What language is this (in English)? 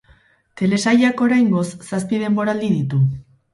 Basque